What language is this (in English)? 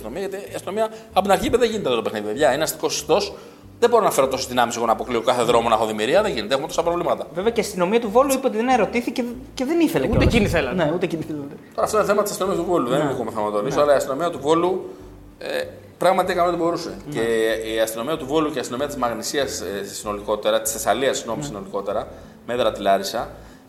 Greek